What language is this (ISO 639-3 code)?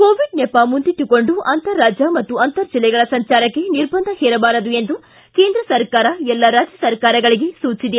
kan